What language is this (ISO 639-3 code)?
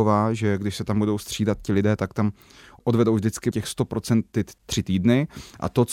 ces